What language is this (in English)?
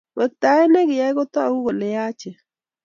Kalenjin